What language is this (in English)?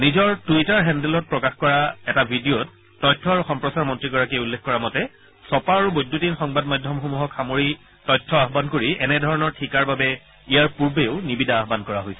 Assamese